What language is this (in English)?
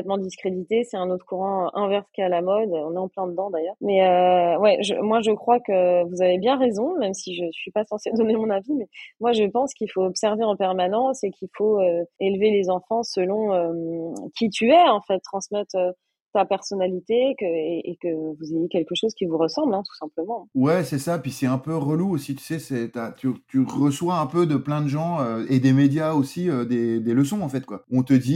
French